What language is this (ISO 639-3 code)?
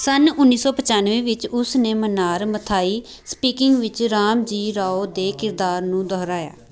pan